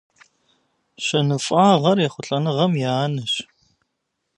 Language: Kabardian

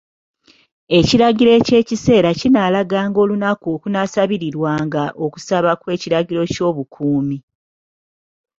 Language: Ganda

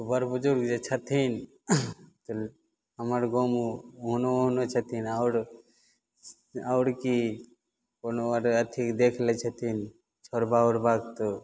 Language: Maithili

